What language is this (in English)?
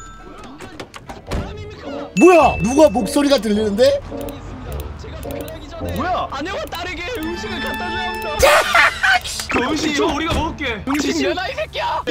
Korean